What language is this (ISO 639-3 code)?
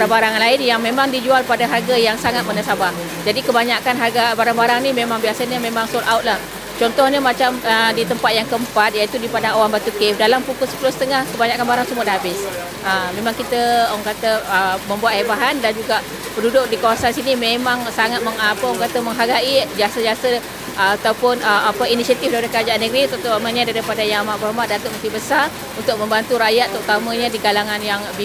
msa